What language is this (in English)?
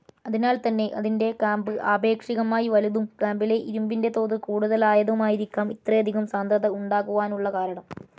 Malayalam